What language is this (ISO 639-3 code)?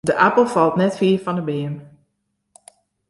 fry